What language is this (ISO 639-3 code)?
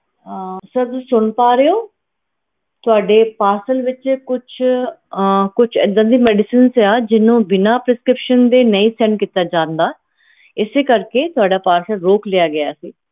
pan